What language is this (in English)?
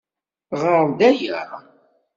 Kabyle